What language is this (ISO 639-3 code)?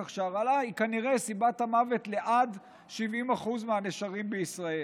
heb